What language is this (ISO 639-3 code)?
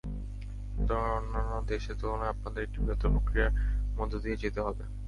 ben